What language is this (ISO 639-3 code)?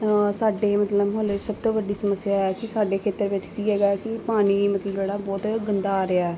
pan